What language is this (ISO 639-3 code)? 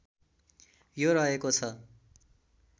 nep